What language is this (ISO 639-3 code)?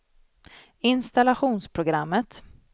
swe